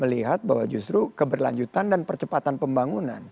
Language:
Indonesian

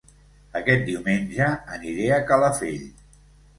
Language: Catalan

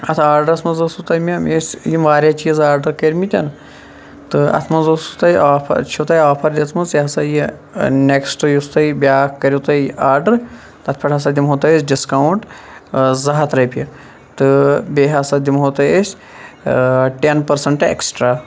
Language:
Kashmiri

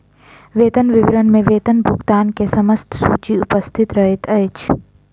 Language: Maithili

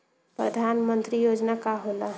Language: Bhojpuri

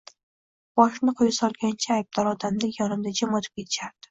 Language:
Uzbek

